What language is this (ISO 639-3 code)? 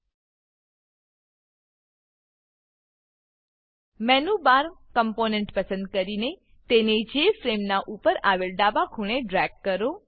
guj